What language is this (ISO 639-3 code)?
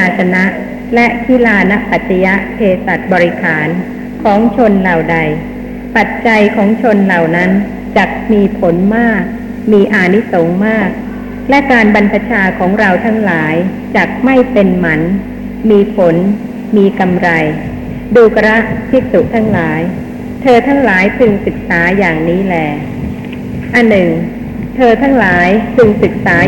tha